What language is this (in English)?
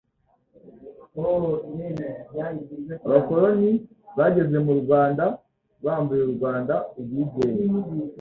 Kinyarwanda